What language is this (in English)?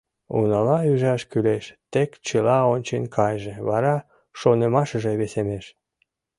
Mari